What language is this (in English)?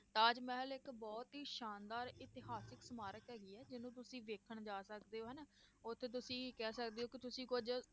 Punjabi